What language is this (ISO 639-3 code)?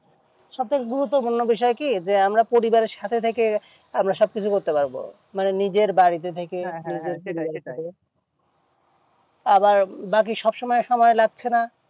ben